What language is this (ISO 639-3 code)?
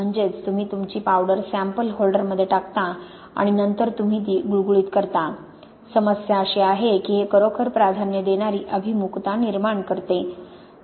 mar